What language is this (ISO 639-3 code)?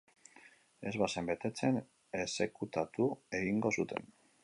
eus